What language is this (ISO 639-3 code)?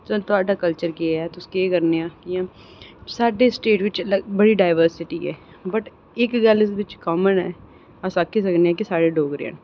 doi